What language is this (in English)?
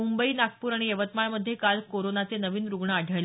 Marathi